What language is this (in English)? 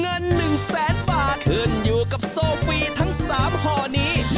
Thai